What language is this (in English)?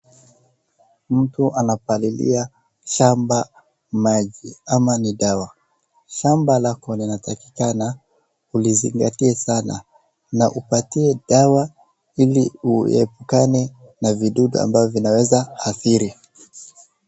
Swahili